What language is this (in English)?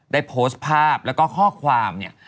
Thai